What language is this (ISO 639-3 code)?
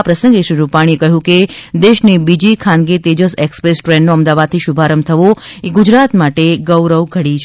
guj